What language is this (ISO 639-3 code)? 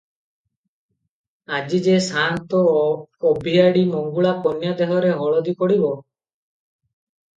ori